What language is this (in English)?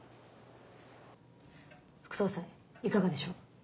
Japanese